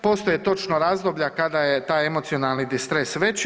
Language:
Croatian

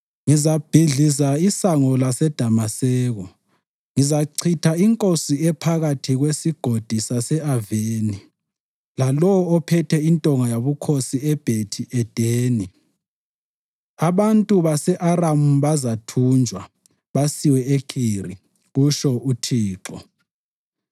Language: North Ndebele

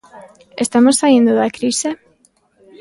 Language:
Galician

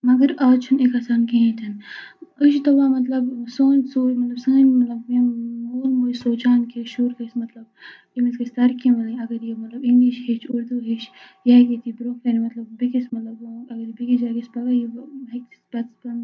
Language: Kashmiri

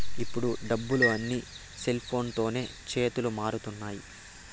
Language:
Telugu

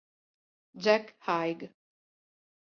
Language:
Italian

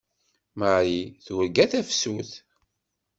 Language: Kabyle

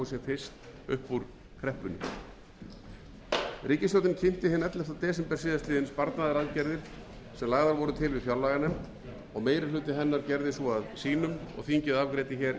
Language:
Icelandic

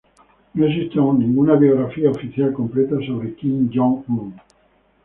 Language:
Spanish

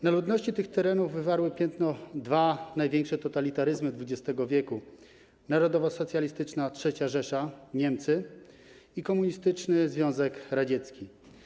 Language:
Polish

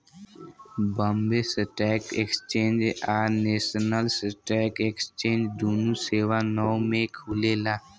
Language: Bhojpuri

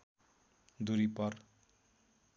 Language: Nepali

